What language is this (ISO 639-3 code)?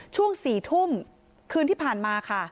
tha